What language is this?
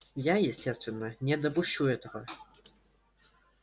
Russian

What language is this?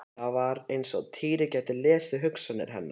Icelandic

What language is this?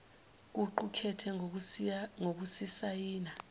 Zulu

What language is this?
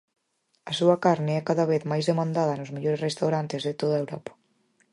Galician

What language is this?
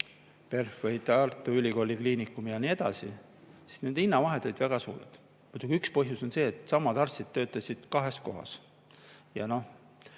Estonian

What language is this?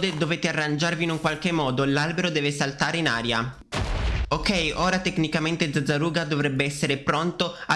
Italian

